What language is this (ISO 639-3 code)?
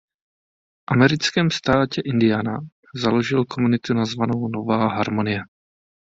ces